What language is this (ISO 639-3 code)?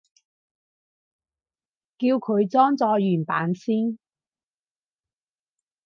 yue